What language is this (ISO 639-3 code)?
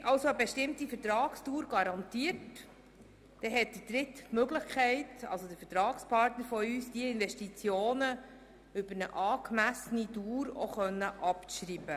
gsw